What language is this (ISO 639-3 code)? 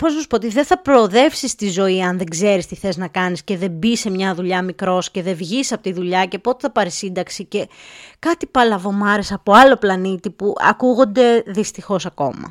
ell